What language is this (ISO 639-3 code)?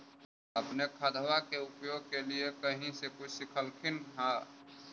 mag